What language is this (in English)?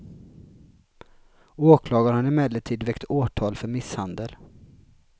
Swedish